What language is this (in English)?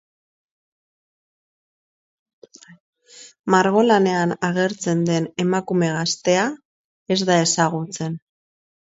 Basque